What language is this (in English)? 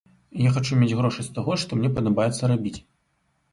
Belarusian